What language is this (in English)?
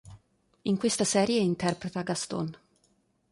Italian